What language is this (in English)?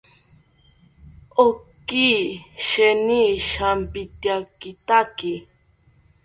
South Ucayali Ashéninka